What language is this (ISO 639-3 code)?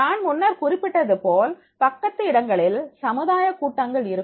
tam